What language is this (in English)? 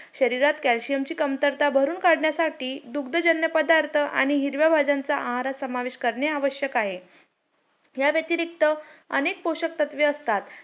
Marathi